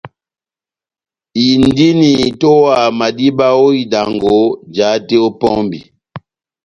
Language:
Batanga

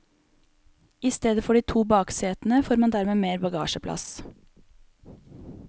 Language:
Norwegian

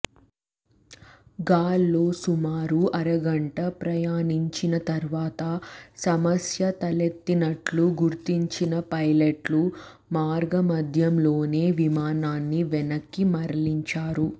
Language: Telugu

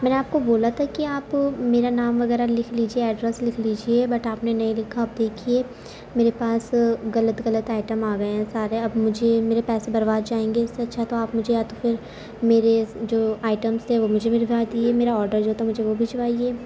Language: Urdu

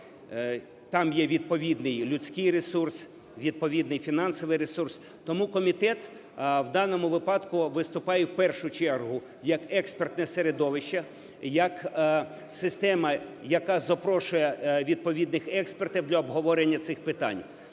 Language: Ukrainian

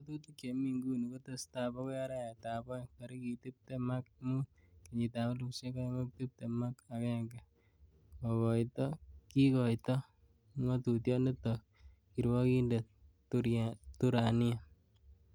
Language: Kalenjin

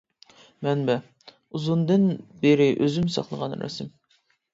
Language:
Uyghur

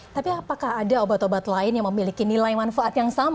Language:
Indonesian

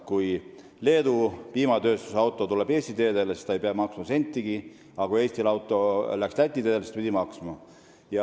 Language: Estonian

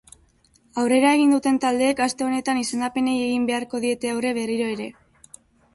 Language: Basque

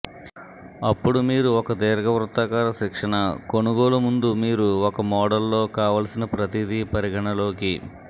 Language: Telugu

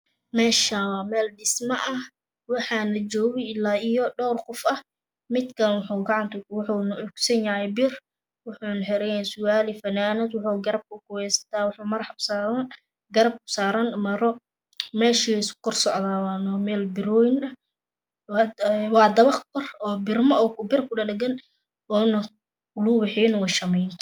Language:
Somali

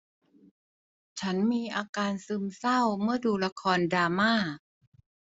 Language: Thai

